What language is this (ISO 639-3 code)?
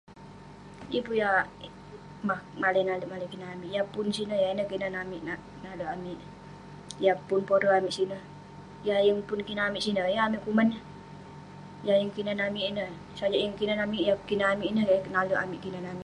pne